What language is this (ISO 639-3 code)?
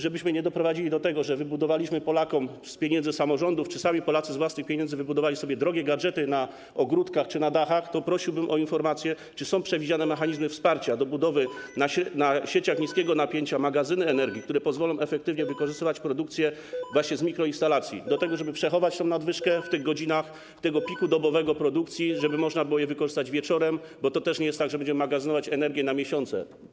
pol